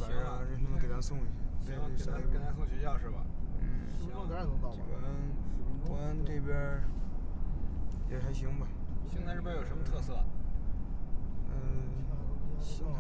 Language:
Chinese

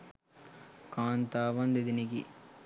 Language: Sinhala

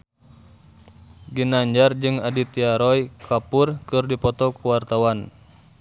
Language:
Sundanese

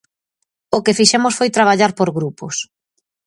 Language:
Galician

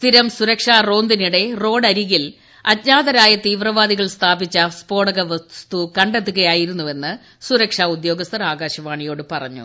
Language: Malayalam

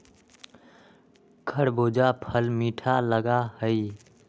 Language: Magahi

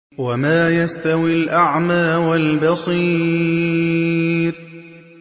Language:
Arabic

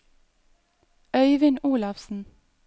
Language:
Norwegian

